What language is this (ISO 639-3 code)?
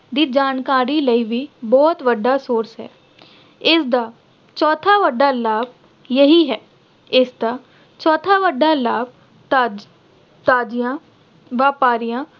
pan